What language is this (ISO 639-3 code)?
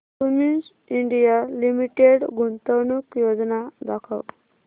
mar